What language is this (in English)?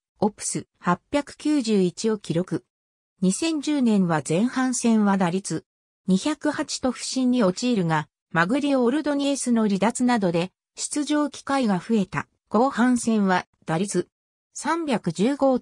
Japanese